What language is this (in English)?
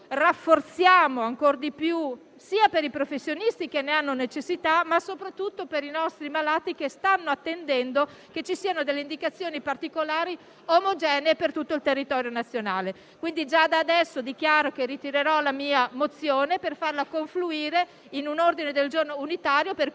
Italian